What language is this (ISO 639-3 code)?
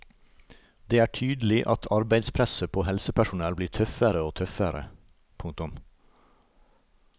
nor